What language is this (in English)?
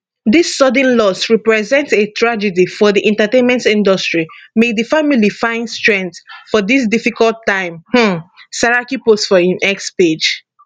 Nigerian Pidgin